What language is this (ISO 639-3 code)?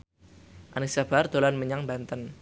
jav